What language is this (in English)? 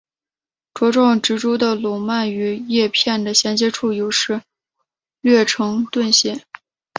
Chinese